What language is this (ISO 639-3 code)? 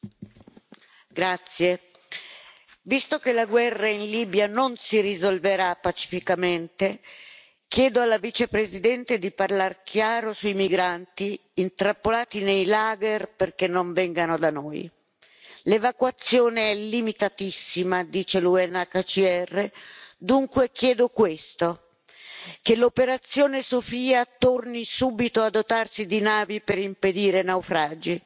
ita